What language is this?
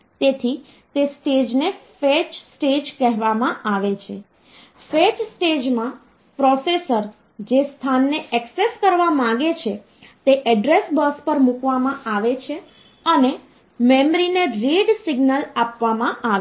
Gujarati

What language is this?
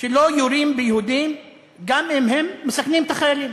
Hebrew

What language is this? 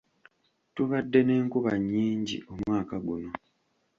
Ganda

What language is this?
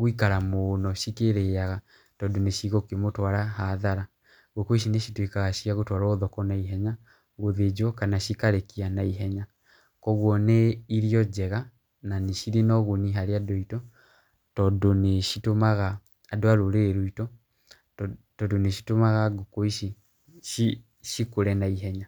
Kikuyu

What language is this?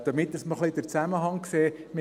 Swiss German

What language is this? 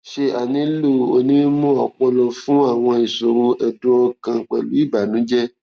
Yoruba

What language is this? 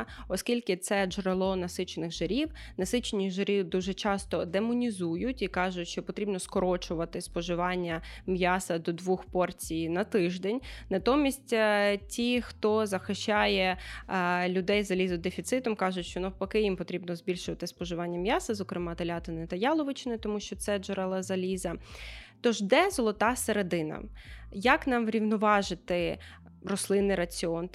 Ukrainian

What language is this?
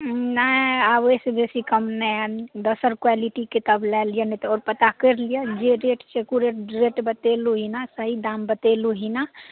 Maithili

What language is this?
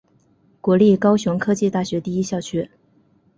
Chinese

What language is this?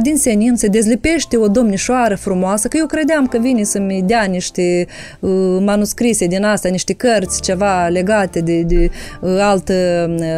Romanian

